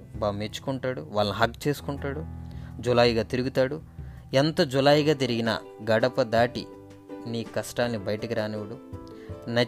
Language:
Telugu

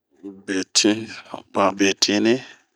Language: Bomu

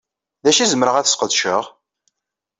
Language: Kabyle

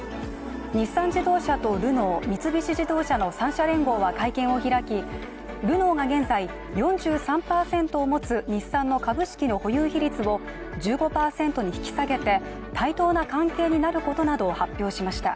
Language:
Japanese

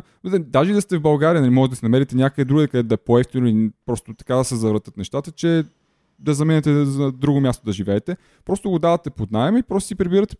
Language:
Bulgarian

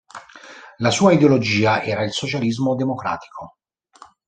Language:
Italian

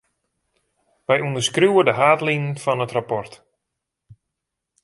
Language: Western Frisian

